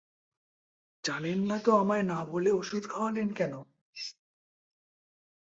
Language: Bangla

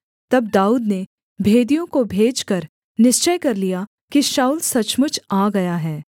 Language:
Hindi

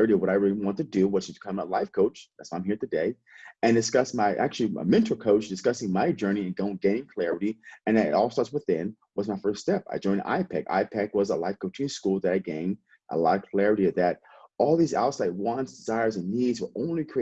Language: English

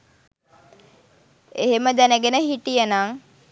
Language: Sinhala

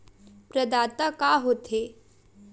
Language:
Chhattisgarhi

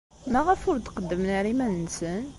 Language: Kabyle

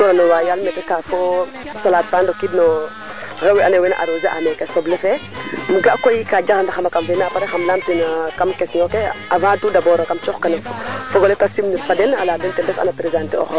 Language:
Serer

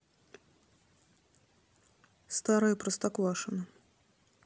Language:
Russian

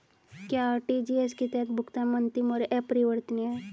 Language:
Hindi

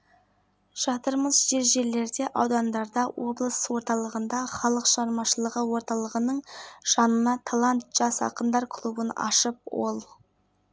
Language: Kazakh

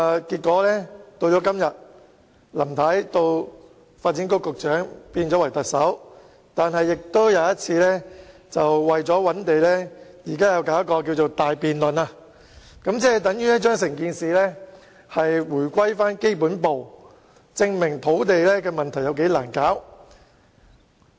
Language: Cantonese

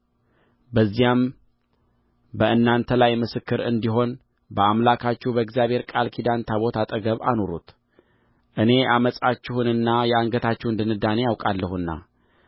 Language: Amharic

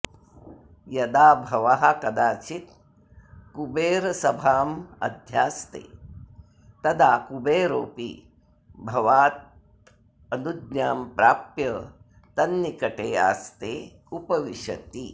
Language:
Sanskrit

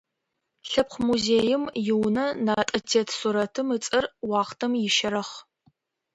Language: Adyghe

